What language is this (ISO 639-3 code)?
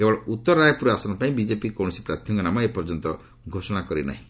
ori